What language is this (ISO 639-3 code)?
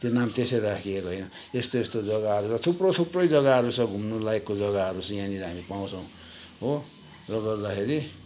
nep